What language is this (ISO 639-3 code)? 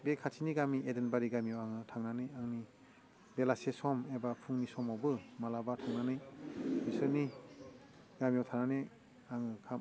brx